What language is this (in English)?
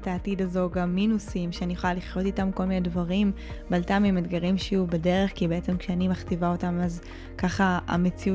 Hebrew